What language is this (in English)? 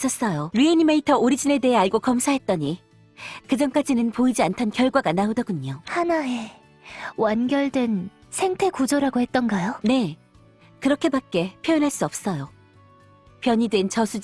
Korean